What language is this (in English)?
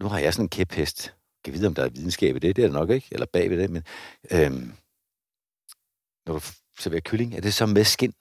Danish